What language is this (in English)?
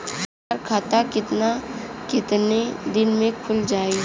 Bhojpuri